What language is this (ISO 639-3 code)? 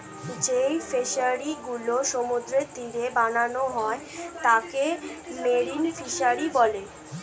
ben